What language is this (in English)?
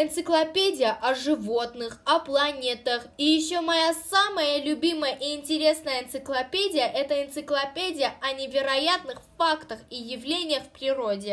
Russian